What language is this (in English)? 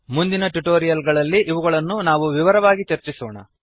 Kannada